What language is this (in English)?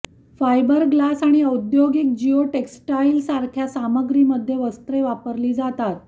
Marathi